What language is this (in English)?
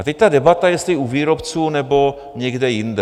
Czech